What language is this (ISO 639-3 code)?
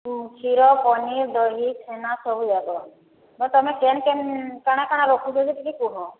ori